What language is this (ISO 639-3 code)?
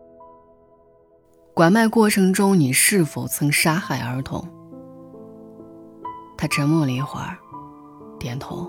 zho